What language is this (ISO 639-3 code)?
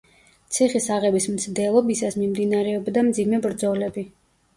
kat